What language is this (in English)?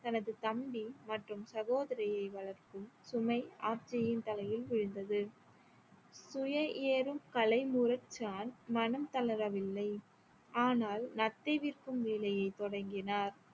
Tamil